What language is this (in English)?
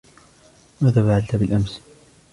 Arabic